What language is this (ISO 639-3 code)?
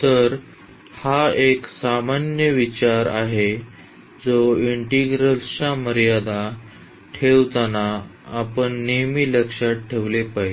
mar